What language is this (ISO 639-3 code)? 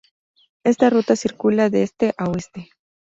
spa